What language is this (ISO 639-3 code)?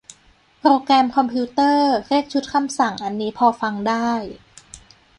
tha